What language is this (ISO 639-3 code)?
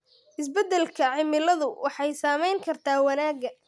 som